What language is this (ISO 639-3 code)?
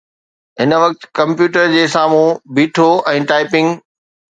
snd